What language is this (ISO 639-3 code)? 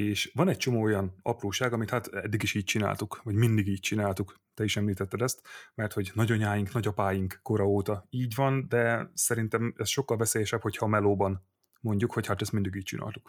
hun